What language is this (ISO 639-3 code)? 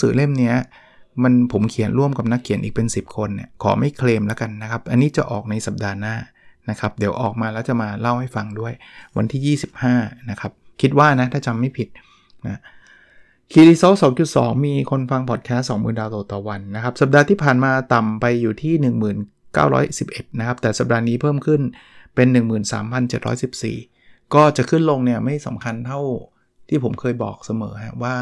tha